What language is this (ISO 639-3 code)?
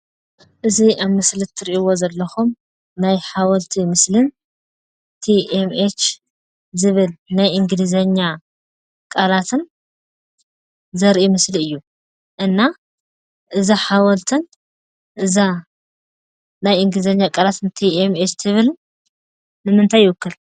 tir